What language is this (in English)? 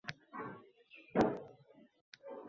Uzbek